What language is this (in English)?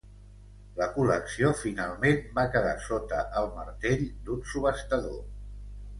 Catalan